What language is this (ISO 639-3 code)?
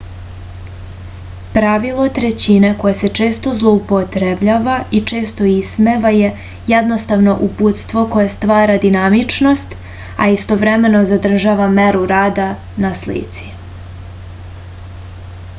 srp